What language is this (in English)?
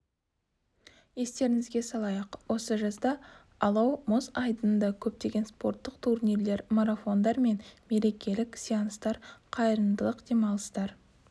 Kazakh